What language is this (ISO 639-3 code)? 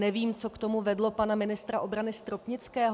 ces